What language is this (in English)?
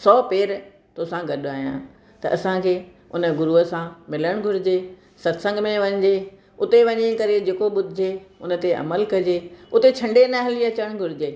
Sindhi